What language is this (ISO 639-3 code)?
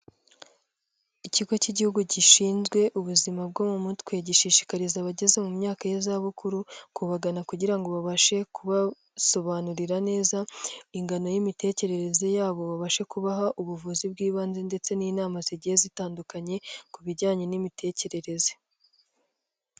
kin